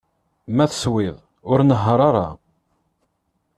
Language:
Kabyle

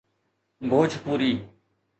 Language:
Sindhi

